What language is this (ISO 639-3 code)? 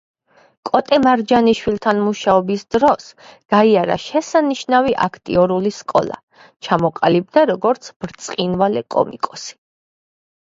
kat